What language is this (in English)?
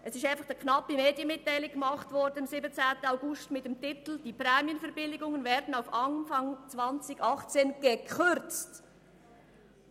Swiss German